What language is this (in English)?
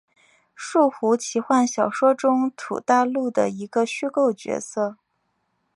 Chinese